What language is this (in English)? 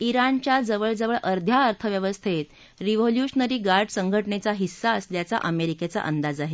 Marathi